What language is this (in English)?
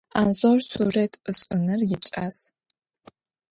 Adyghe